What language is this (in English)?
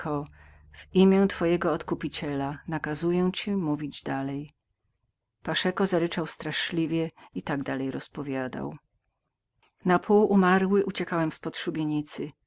Polish